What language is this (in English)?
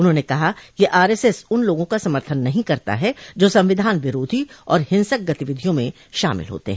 Hindi